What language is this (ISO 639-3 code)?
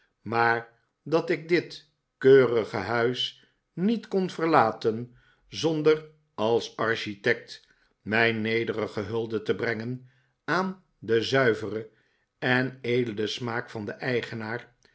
nld